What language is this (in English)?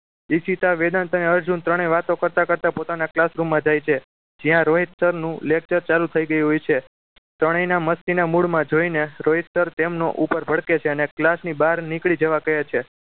Gujarati